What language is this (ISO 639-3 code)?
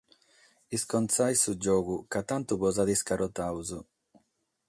srd